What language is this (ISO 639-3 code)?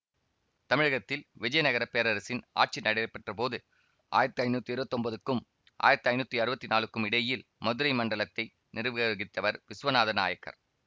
tam